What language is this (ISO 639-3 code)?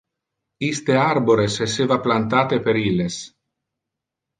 ina